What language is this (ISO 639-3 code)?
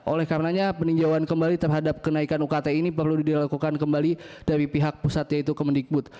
ind